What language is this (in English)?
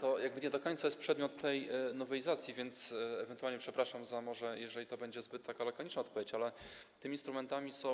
Polish